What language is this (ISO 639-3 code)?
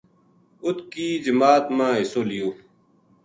gju